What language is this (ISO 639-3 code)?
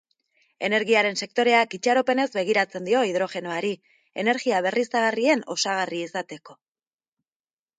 eus